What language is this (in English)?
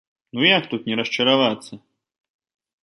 Belarusian